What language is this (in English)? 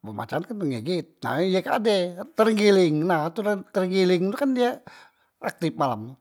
Musi